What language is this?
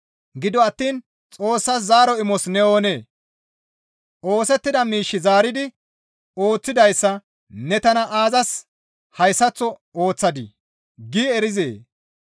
Gamo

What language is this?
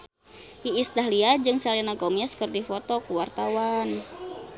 Sundanese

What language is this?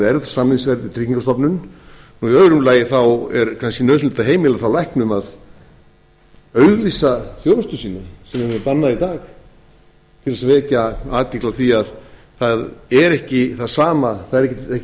Icelandic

